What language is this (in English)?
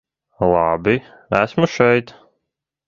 Latvian